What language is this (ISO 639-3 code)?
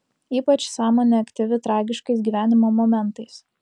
lit